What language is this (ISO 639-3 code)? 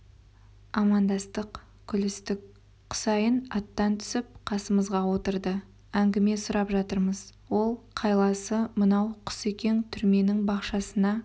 kaz